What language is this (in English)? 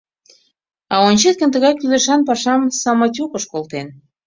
Mari